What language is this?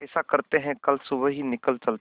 Hindi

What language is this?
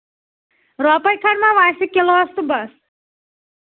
Kashmiri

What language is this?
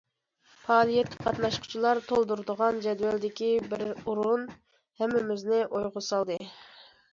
Uyghur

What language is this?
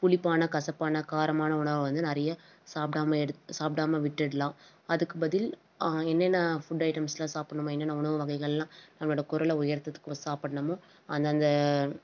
Tamil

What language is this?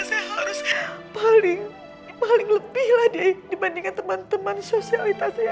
Indonesian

